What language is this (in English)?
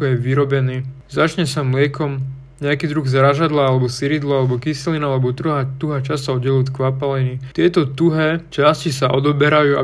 Slovak